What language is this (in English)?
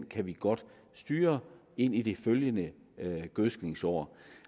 Danish